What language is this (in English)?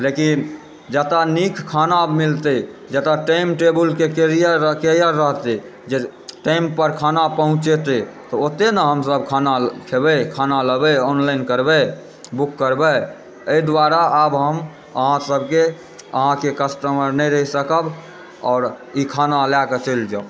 Maithili